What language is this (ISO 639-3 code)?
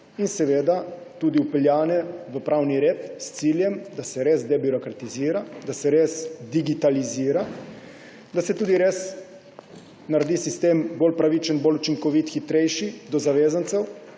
slv